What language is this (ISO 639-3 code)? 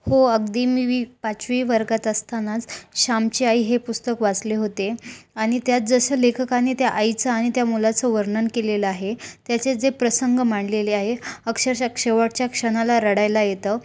mar